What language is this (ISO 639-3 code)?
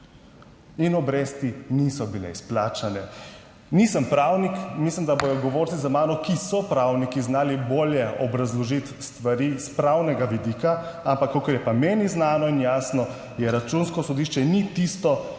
slv